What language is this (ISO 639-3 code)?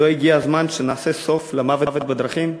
heb